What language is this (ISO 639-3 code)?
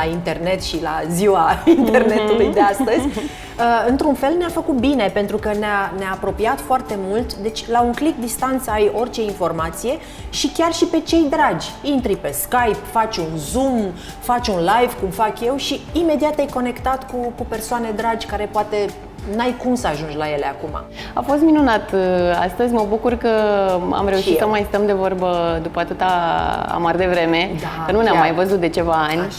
ron